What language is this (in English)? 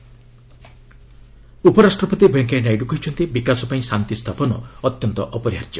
Odia